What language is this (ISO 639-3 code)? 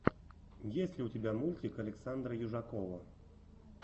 rus